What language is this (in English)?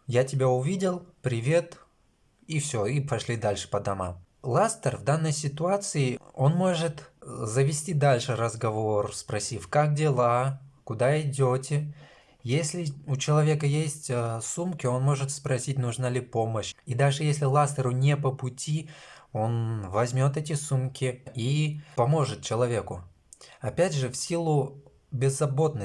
Russian